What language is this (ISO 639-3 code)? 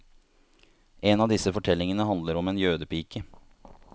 nor